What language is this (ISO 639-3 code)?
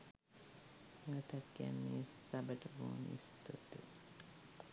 sin